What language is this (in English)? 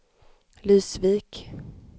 Swedish